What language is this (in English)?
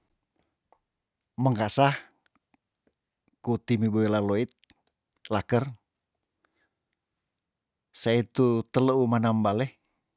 Tondano